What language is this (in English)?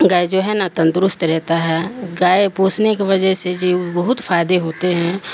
Urdu